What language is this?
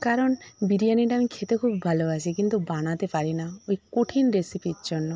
Bangla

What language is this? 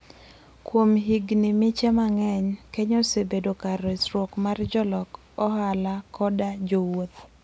Luo (Kenya and Tanzania)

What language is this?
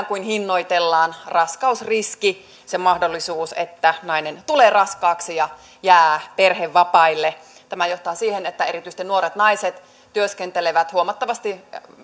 Finnish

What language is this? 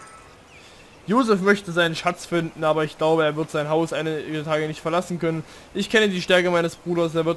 German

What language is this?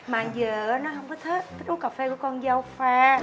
Vietnamese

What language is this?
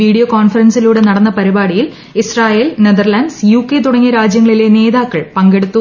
Malayalam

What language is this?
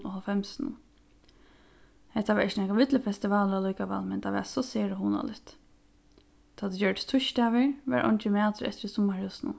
Faroese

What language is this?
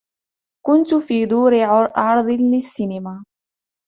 Arabic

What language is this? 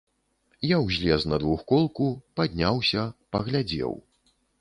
Belarusian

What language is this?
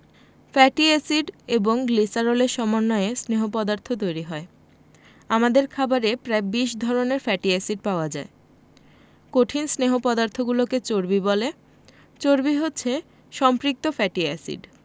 Bangla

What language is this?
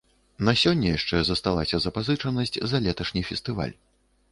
Belarusian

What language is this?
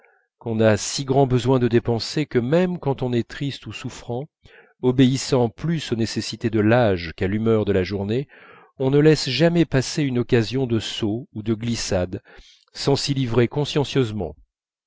French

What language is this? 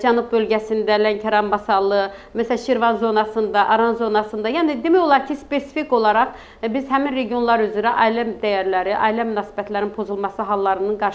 Turkish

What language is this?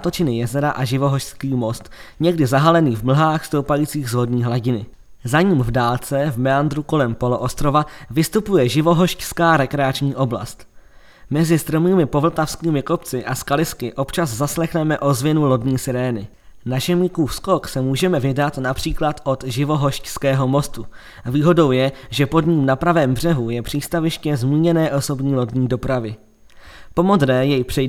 Czech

